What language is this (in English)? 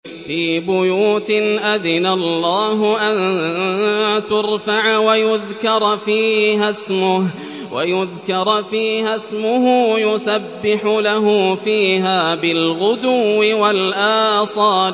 Arabic